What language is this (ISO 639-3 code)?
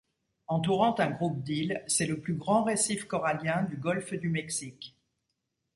fra